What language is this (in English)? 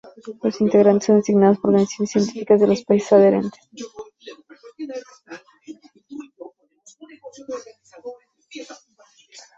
Spanish